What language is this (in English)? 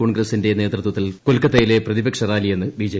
Malayalam